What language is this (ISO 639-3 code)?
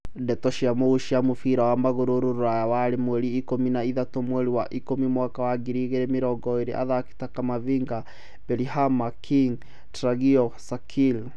kik